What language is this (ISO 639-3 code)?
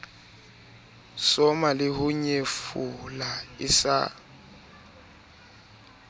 sot